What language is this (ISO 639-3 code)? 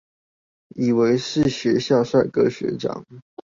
zho